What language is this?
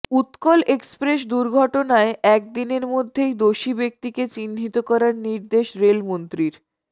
Bangla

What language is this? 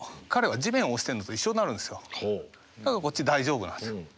Japanese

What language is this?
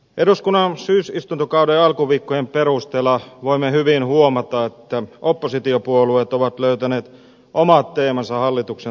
Finnish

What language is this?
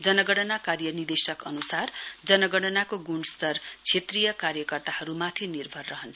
Nepali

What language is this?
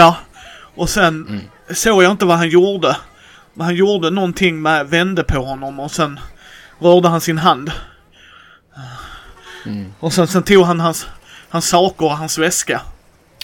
Swedish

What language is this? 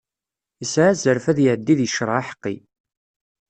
Kabyle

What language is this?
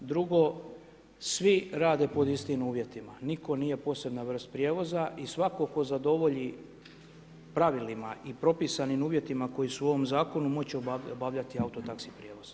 Croatian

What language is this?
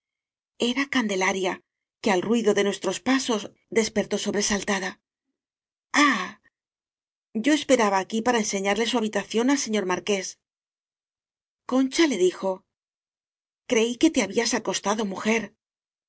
Spanish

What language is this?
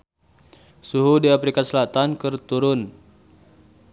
Sundanese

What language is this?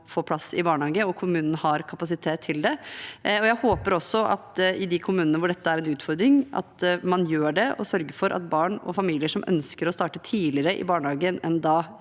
Norwegian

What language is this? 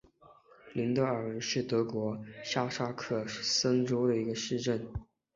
Chinese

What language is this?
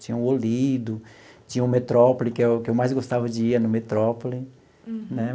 Portuguese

